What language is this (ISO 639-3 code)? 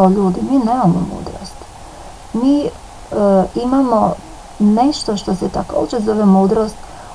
hrv